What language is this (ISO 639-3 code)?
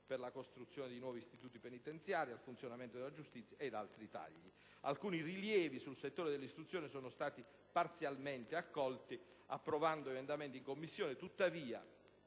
ita